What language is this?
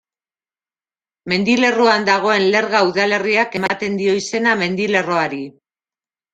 Basque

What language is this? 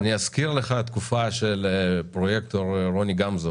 Hebrew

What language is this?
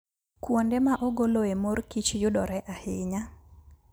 Luo (Kenya and Tanzania)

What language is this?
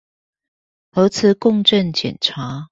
Chinese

